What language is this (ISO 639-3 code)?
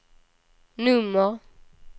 swe